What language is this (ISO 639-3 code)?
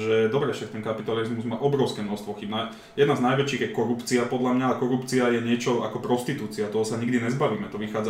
slk